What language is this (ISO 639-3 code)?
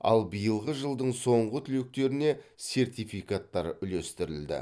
kaz